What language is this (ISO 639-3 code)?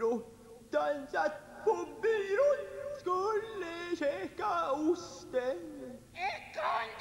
swe